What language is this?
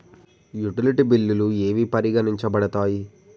Telugu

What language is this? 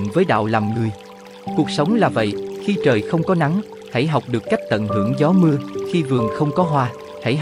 Vietnamese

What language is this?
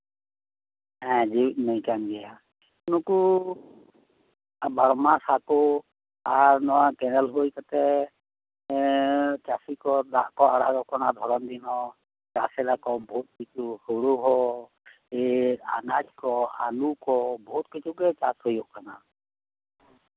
Santali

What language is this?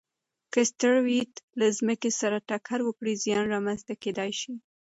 Pashto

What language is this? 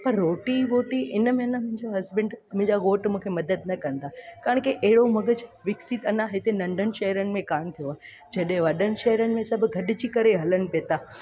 Sindhi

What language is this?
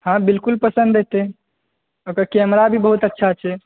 Maithili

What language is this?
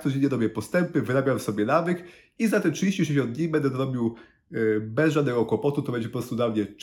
Polish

